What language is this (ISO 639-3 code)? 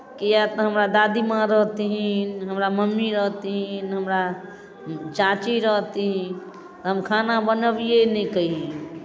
mai